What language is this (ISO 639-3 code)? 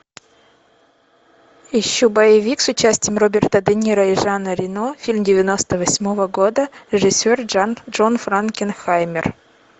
rus